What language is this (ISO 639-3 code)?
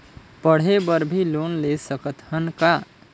hne